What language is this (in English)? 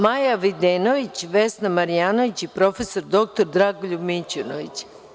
Serbian